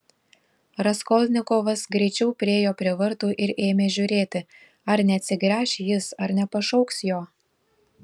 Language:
Lithuanian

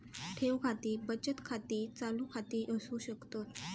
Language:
Marathi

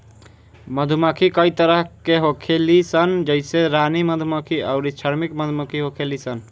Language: Bhojpuri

